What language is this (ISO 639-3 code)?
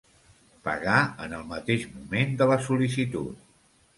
cat